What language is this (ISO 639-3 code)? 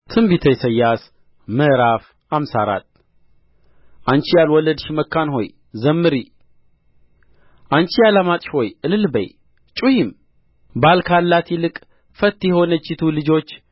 amh